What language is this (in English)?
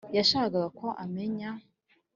Kinyarwanda